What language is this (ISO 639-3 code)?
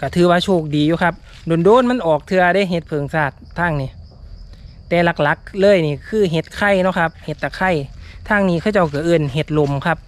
tha